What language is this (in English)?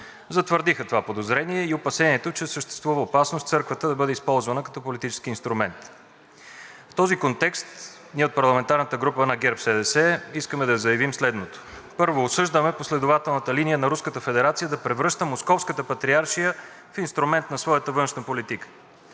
Bulgarian